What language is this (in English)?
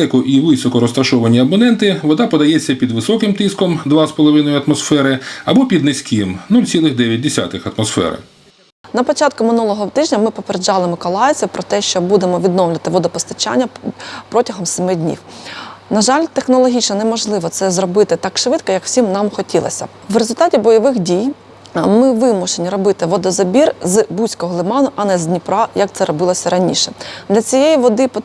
Ukrainian